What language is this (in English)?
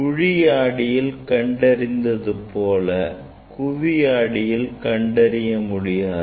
Tamil